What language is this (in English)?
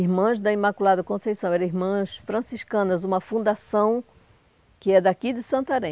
Portuguese